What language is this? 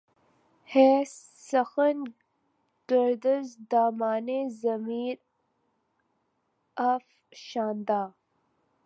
Urdu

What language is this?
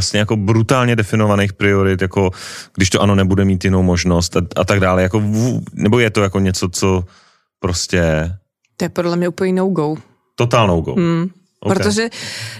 Czech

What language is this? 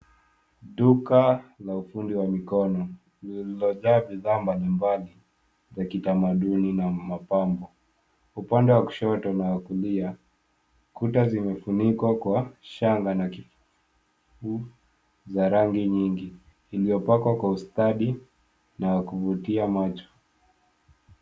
Swahili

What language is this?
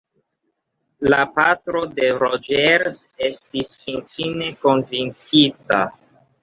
Esperanto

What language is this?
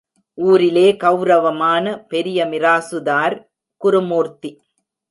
Tamil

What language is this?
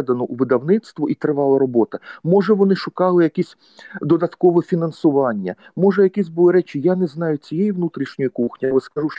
Ukrainian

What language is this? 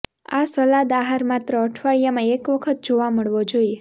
Gujarati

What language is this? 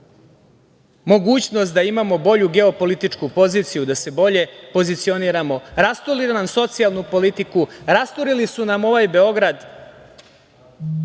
Serbian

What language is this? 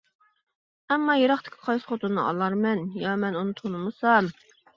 Uyghur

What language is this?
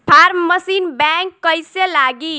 Bhojpuri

